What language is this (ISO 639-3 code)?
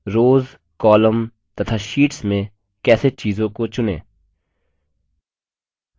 hin